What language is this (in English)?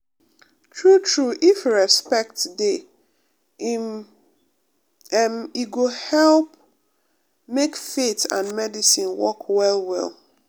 Nigerian Pidgin